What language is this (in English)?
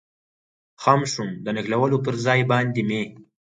Pashto